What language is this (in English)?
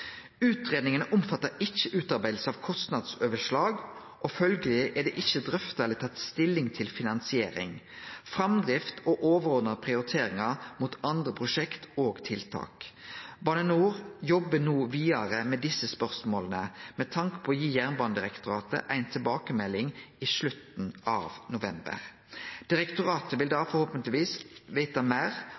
Norwegian Nynorsk